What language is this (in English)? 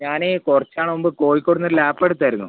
Malayalam